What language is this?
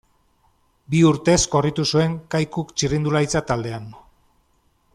Basque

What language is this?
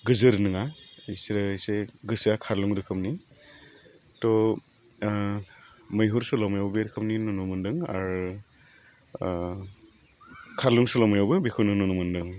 Bodo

